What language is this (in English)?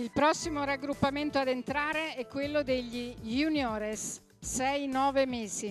Italian